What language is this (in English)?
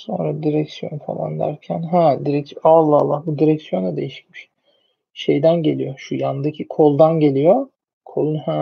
Turkish